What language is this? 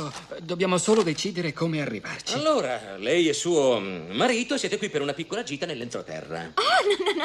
Italian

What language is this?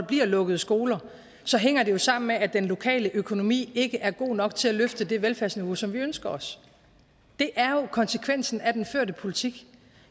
Danish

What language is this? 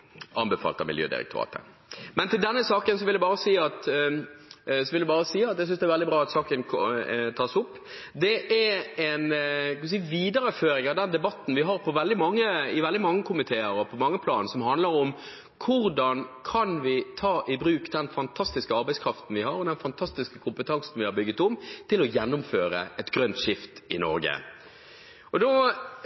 Norwegian Bokmål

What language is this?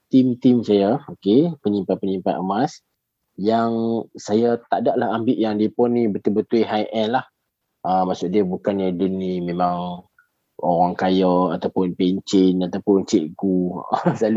Malay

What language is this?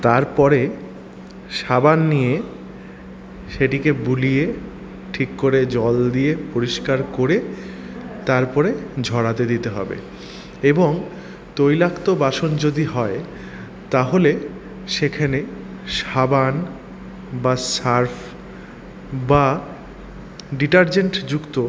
Bangla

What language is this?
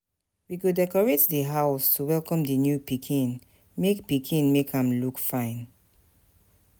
Nigerian Pidgin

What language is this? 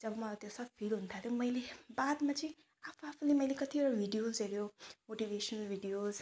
Nepali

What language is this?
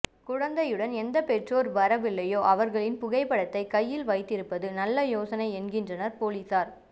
Tamil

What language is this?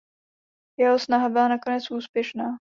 Czech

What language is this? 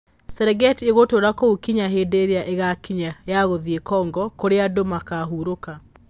Kikuyu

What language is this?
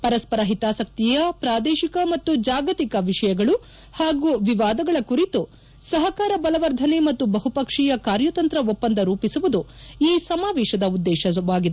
Kannada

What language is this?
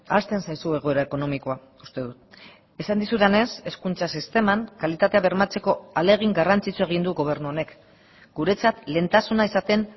Basque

